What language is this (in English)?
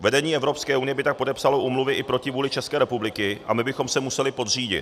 Czech